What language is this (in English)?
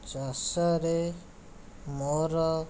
Odia